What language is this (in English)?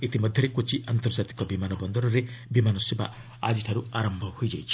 Odia